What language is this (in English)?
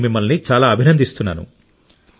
Telugu